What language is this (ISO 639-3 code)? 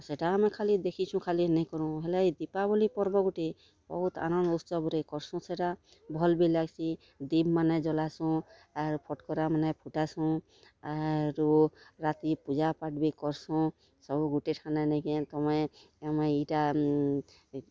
ori